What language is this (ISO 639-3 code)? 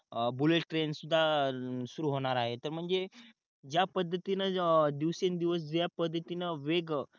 mar